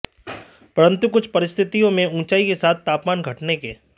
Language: Hindi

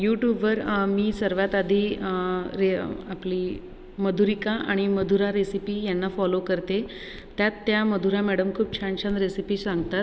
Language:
Marathi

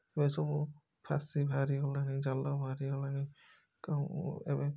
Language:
Odia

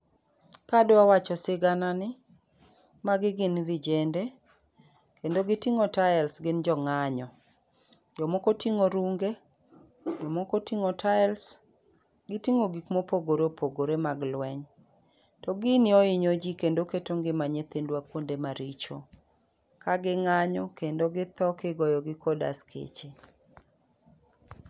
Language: Luo (Kenya and Tanzania)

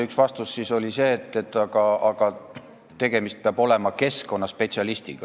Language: Estonian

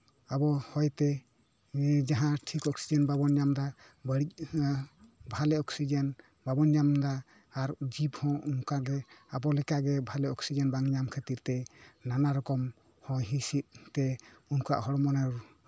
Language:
Santali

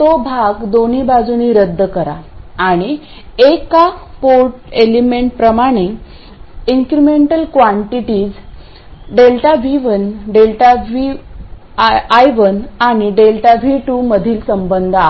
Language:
Marathi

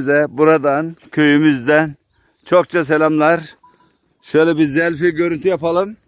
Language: Turkish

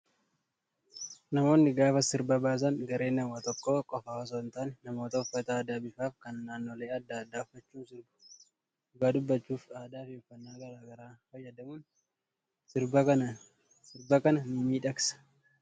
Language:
Oromo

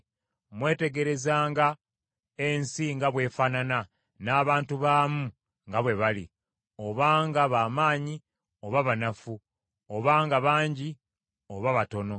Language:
Ganda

